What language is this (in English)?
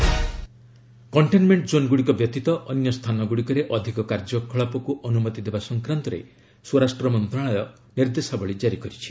Odia